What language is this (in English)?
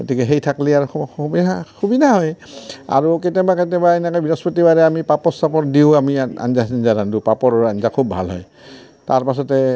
Assamese